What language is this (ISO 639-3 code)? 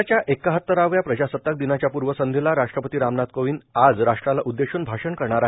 mar